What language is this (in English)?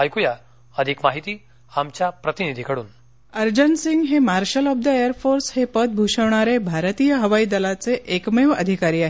Marathi